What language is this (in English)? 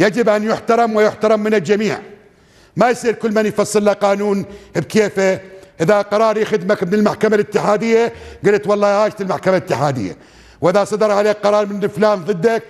Arabic